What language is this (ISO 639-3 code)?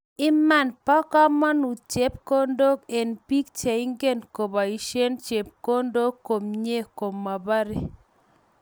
kln